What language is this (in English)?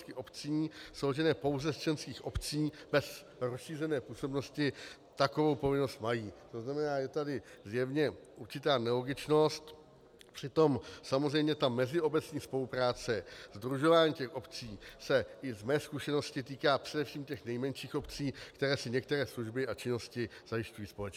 Czech